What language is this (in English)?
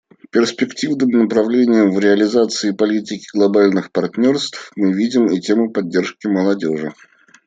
Russian